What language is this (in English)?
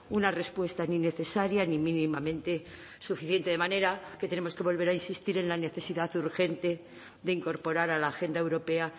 Spanish